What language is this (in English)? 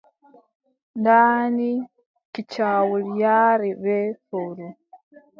Adamawa Fulfulde